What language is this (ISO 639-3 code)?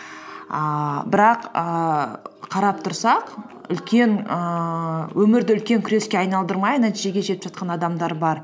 kaz